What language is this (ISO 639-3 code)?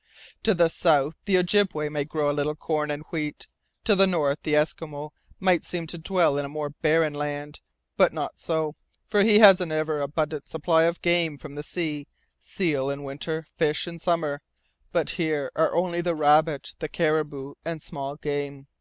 eng